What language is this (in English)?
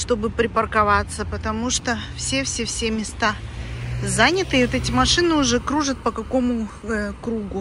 Russian